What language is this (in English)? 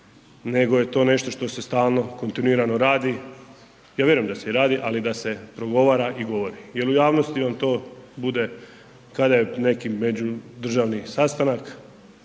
Croatian